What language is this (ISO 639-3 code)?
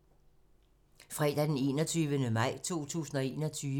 dan